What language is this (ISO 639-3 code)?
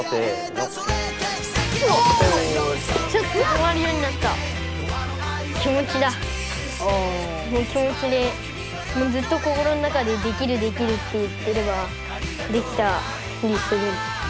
jpn